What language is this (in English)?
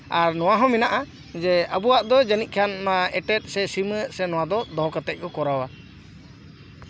Santali